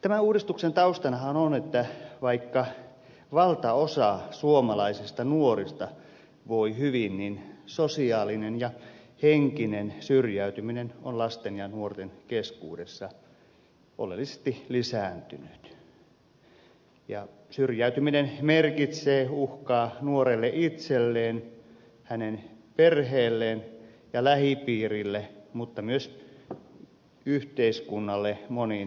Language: Finnish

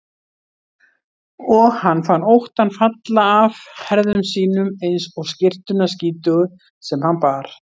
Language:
Icelandic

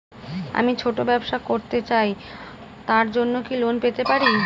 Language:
Bangla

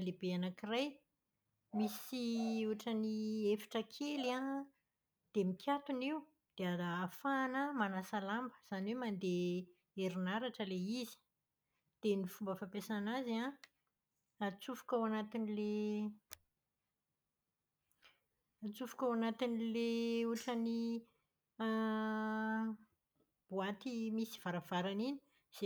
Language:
Malagasy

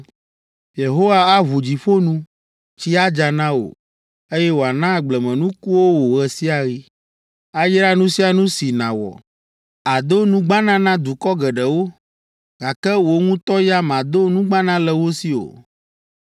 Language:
Ewe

